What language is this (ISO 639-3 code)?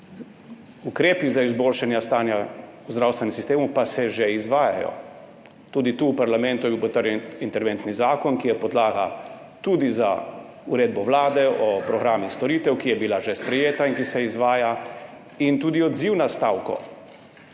slv